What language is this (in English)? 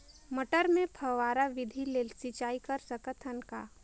Chhattisgarhi